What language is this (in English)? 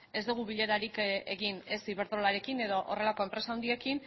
Basque